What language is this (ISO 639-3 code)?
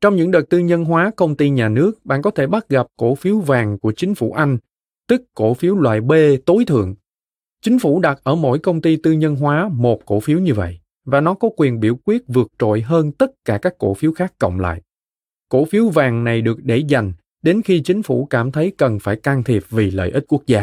vie